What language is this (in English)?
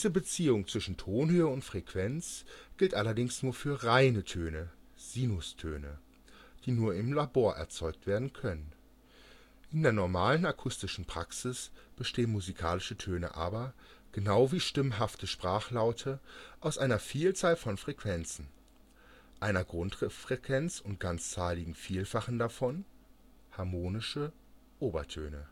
German